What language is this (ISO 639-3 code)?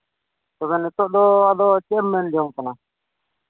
sat